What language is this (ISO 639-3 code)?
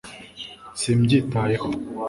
kin